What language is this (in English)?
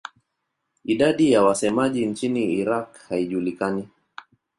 Swahili